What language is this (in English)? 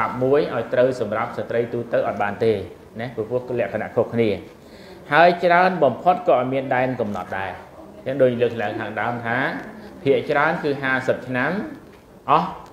Thai